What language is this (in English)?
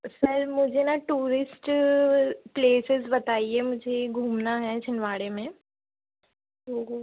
Hindi